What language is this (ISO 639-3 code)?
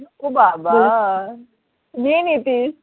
ben